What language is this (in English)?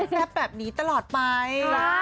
Thai